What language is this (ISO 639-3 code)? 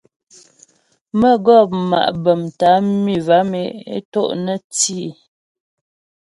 bbj